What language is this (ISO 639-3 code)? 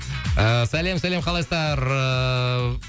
kaz